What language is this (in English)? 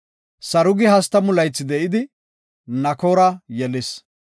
Gofa